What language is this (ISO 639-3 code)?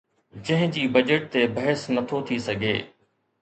snd